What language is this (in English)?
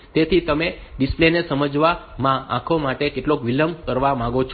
Gujarati